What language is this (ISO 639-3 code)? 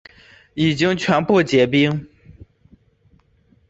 zho